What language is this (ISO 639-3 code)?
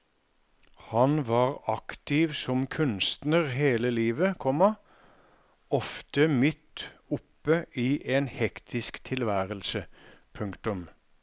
nor